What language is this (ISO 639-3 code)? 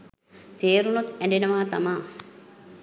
sin